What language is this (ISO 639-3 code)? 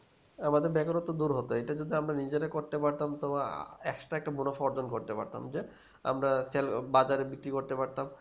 ben